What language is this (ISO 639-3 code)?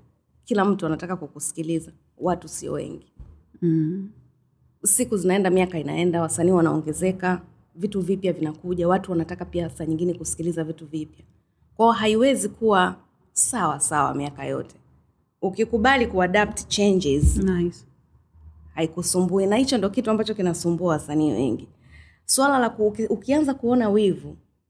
swa